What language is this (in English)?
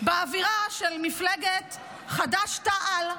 Hebrew